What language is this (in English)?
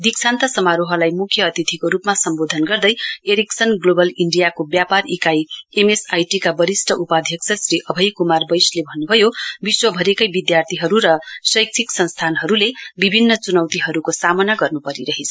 Nepali